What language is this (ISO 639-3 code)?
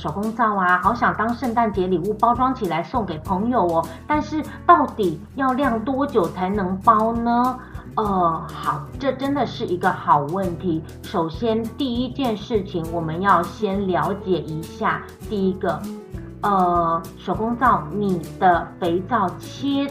zho